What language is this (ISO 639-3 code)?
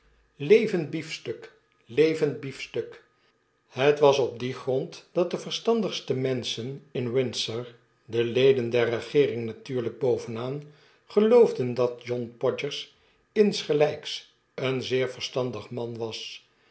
nld